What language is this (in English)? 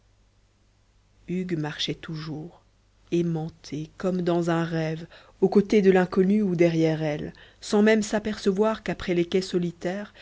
French